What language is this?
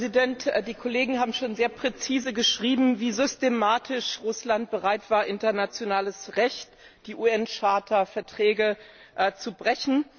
German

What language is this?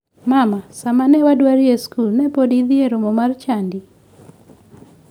Luo (Kenya and Tanzania)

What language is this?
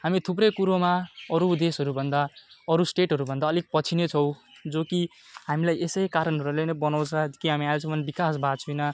Nepali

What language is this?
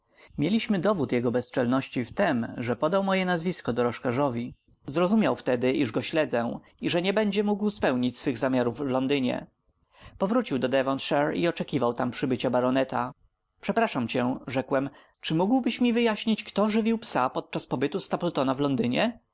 Polish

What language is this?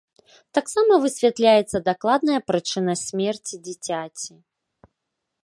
Belarusian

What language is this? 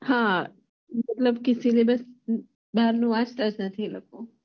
Gujarati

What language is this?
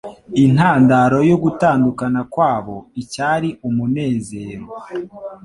Kinyarwanda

